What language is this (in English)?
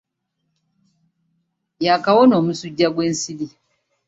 Ganda